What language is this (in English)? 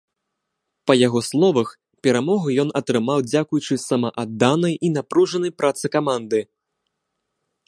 Belarusian